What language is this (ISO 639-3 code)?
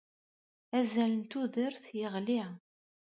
kab